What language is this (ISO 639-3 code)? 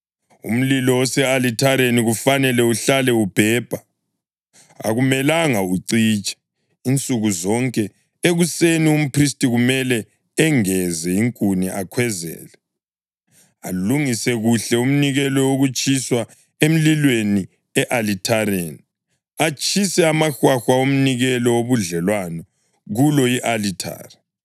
nde